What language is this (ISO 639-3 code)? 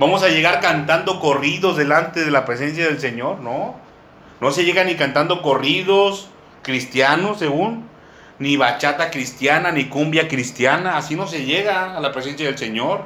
spa